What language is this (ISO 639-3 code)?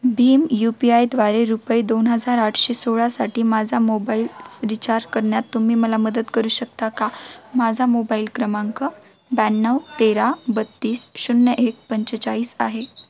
mar